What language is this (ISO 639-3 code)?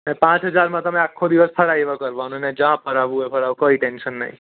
guj